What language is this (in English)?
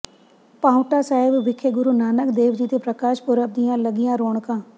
Punjabi